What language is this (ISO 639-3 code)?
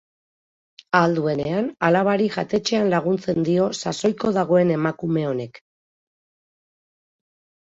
eus